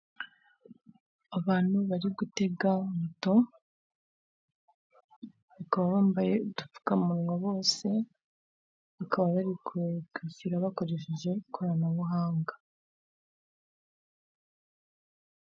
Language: Kinyarwanda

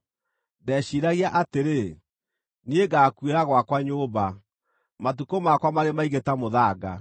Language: Kikuyu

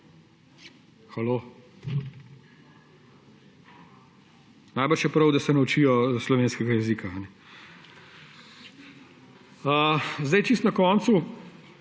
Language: Slovenian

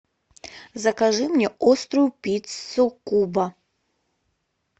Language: Russian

